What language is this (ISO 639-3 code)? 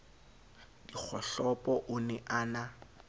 sot